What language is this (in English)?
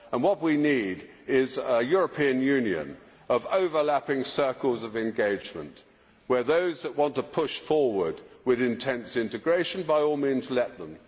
English